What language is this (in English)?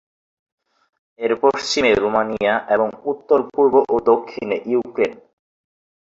Bangla